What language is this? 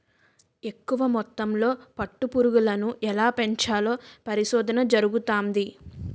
Telugu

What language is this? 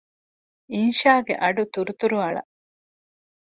Divehi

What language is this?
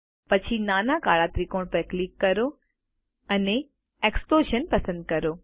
Gujarati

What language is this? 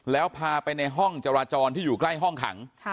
Thai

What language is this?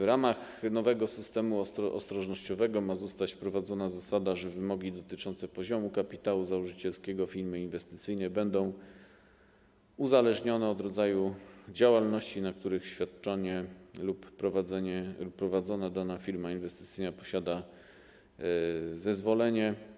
Polish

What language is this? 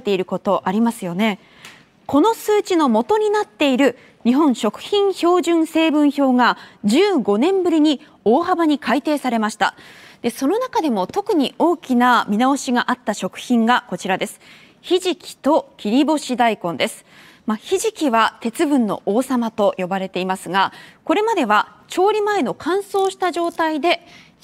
Japanese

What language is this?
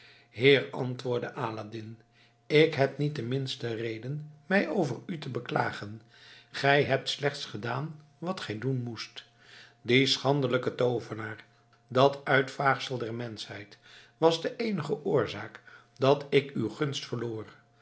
Dutch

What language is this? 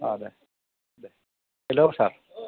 Bodo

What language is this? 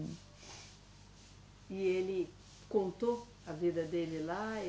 Portuguese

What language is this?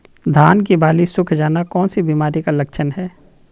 Magahi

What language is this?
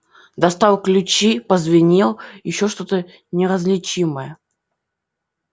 Russian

